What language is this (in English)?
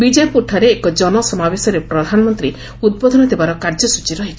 Odia